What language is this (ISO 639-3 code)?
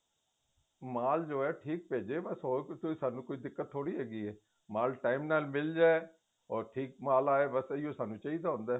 pan